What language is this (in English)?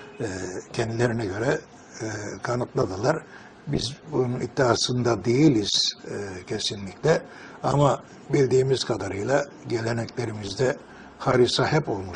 Turkish